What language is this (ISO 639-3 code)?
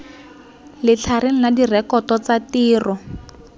tsn